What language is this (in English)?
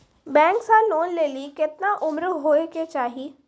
Maithili